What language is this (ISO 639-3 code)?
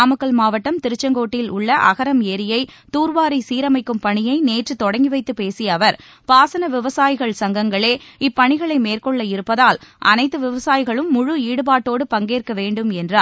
tam